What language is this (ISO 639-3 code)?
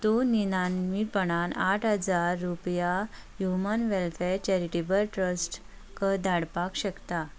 kok